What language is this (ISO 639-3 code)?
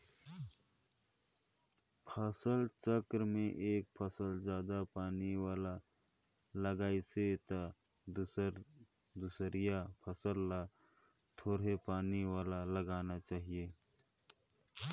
hne